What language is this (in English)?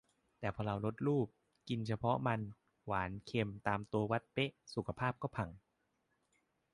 Thai